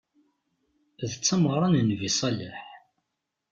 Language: Kabyle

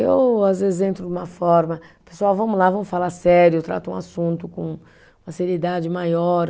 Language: Portuguese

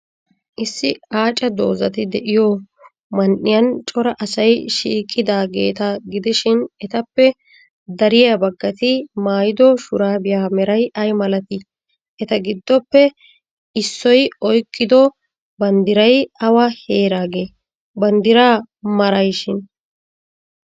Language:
Wolaytta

